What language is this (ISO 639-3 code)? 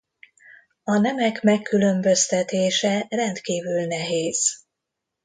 hun